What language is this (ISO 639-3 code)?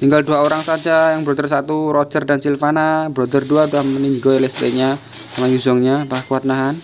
ind